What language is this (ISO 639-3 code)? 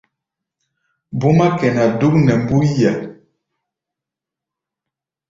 gba